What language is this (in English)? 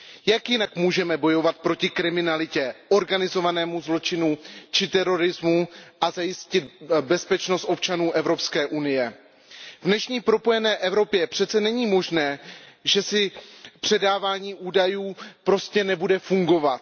Czech